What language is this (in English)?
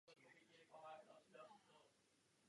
Czech